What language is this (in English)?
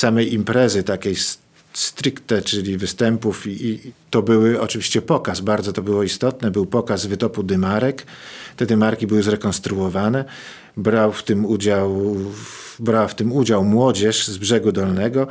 Polish